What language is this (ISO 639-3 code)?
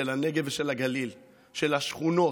heb